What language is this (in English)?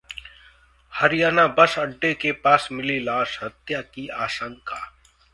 Hindi